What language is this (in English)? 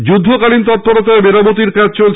Bangla